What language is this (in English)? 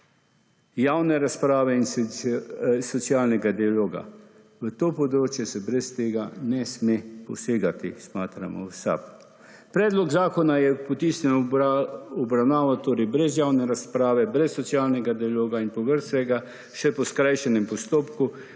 Slovenian